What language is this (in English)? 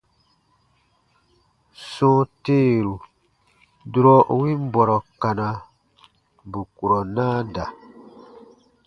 Baatonum